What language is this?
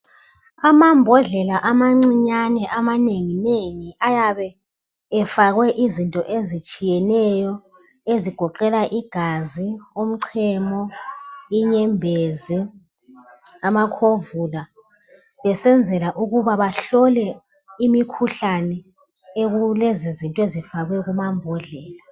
North Ndebele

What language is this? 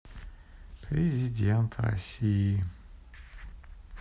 Russian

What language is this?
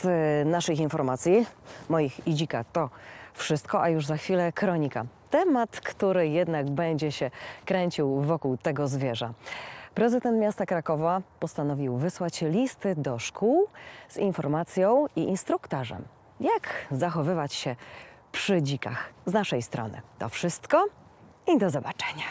Polish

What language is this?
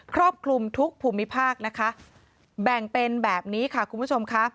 Thai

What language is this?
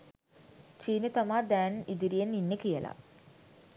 Sinhala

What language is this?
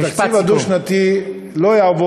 Hebrew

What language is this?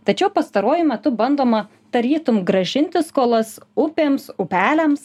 Lithuanian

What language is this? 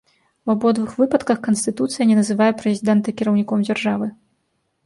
Belarusian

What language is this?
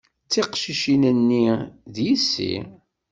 Kabyle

